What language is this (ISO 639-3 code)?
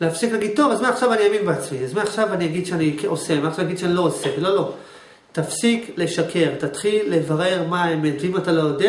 heb